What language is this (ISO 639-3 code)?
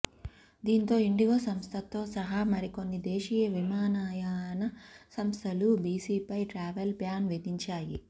tel